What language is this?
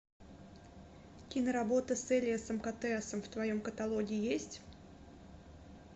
Russian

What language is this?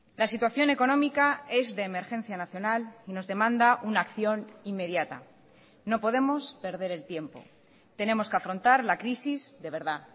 Spanish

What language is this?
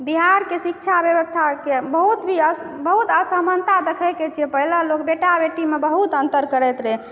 Maithili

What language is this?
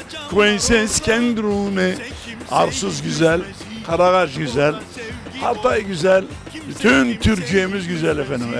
Turkish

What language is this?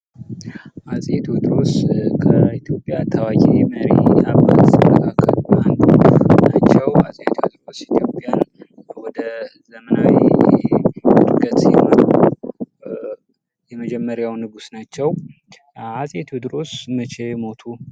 Amharic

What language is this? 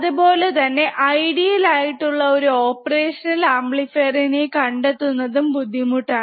Malayalam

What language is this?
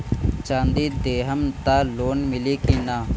Bhojpuri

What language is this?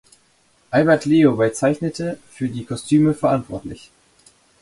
German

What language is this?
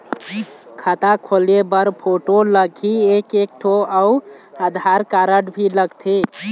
Chhattisgarhi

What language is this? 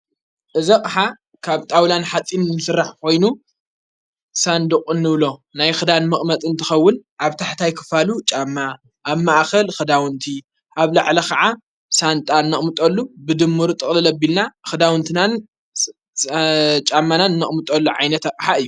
Tigrinya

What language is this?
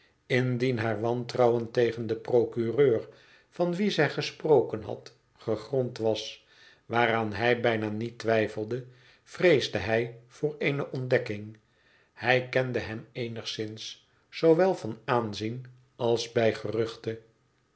Dutch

